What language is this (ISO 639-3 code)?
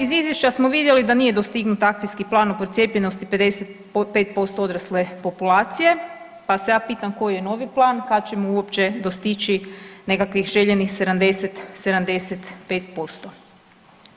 hrv